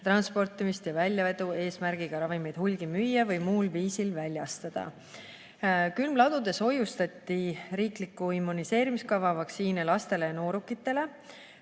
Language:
Estonian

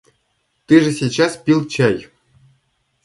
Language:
Russian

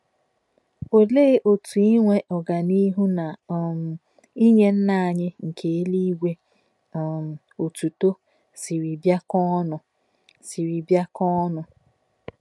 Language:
Igbo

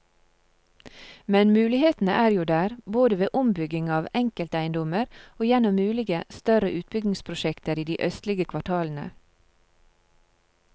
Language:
Norwegian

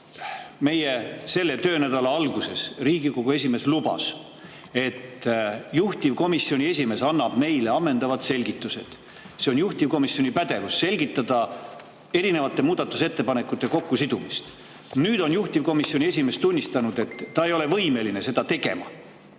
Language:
Estonian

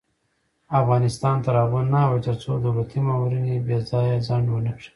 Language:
Pashto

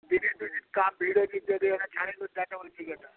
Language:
Odia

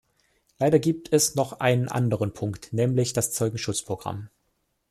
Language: German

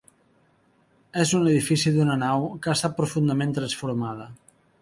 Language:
Catalan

